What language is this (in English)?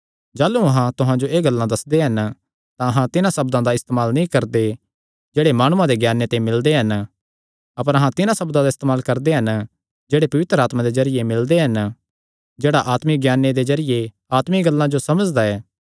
Kangri